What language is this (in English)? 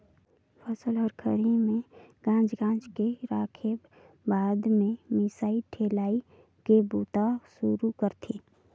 Chhattisgarhi